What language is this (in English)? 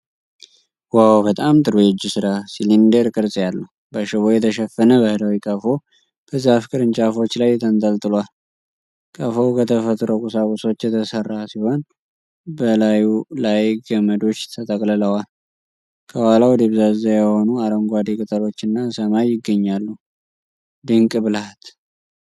Amharic